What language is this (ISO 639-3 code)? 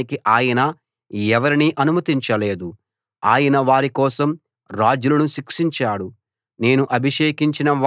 tel